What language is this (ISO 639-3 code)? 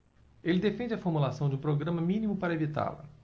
por